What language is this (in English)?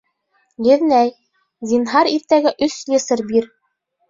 Bashkir